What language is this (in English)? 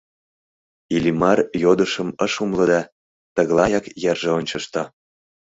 Mari